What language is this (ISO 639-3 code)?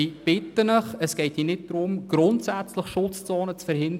gsw